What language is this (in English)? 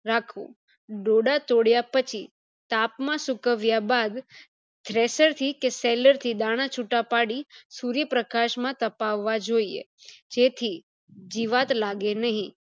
Gujarati